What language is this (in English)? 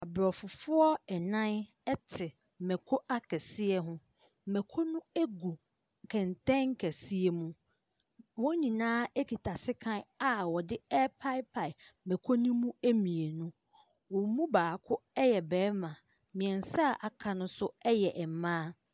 Akan